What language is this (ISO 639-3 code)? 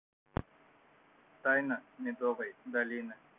rus